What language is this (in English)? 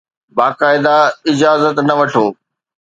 Sindhi